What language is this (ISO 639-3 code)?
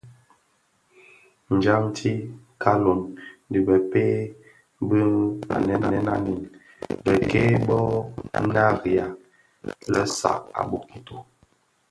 ksf